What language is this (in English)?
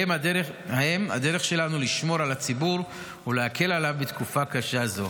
Hebrew